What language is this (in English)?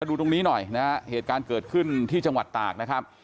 Thai